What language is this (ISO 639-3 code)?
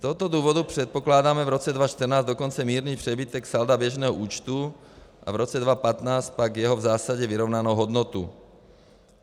ces